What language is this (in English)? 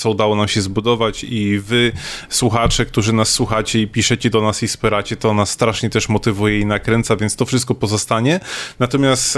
Polish